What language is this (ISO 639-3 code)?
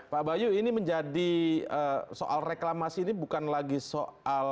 ind